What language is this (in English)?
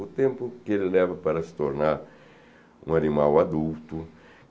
Portuguese